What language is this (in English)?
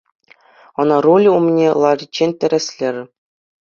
Chuvash